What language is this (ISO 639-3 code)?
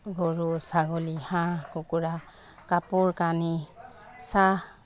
asm